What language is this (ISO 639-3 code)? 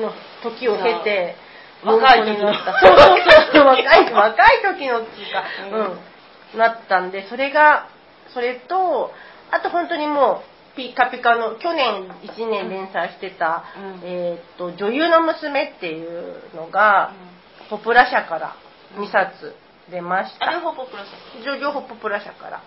jpn